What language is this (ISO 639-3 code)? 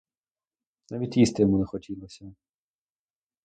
ukr